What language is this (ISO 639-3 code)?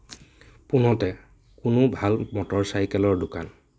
asm